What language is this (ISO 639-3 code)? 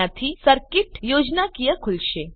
guj